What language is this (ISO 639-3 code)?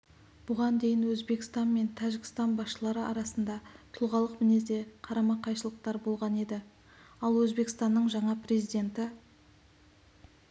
kaz